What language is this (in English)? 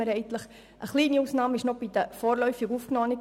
Swiss German